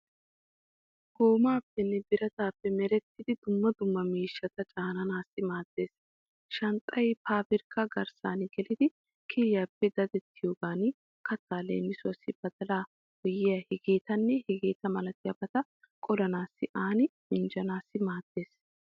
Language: Wolaytta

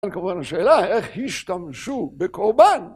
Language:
Hebrew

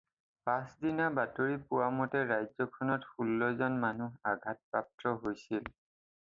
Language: Assamese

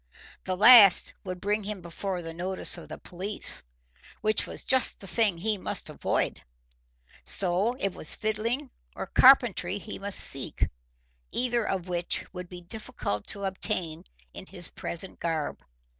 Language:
English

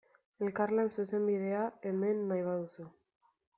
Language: Basque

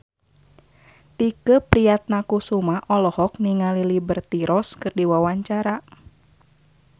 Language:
Sundanese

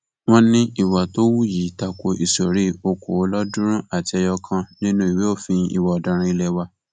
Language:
Yoruba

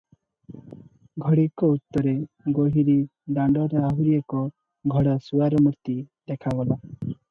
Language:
Odia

